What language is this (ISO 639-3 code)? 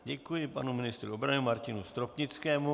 ces